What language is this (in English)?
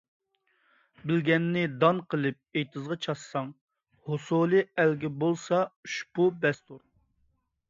Uyghur